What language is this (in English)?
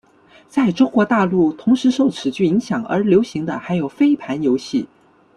Chinese